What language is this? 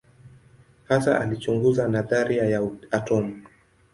Swahili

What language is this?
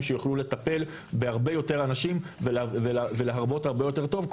Hebrew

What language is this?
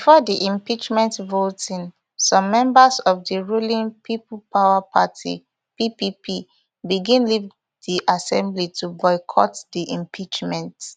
Nigerian Pidgin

